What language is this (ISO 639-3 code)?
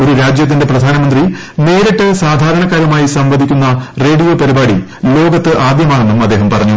mal